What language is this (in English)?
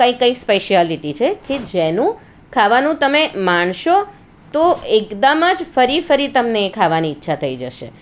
Gujarati